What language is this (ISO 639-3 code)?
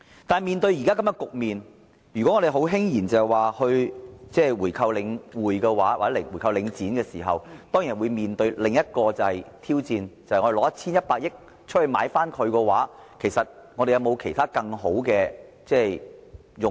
yue